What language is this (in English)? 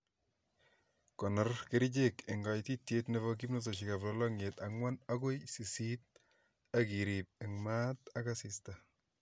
Kalenjin